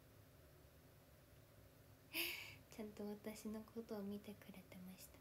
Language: Japanese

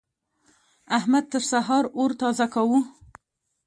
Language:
Pashto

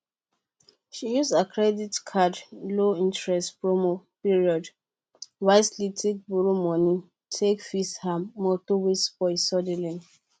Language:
Nigerian Pidgin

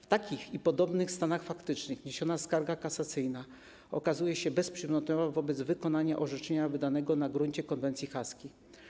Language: Polish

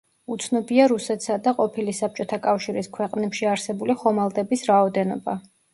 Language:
Georgian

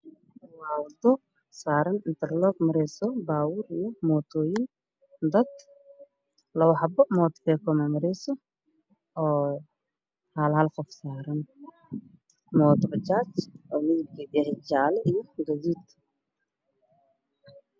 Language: Somali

